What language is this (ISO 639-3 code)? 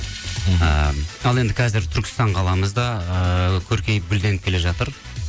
kaz